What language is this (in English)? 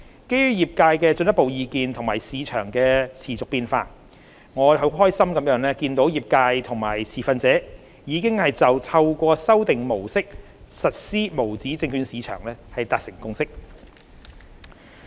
Cantonese